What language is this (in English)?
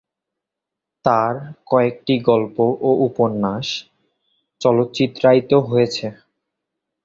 Bangla